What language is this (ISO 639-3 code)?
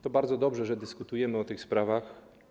pol